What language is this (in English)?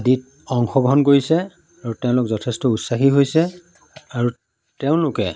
Assamese